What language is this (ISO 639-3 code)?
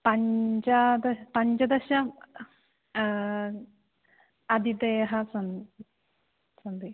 san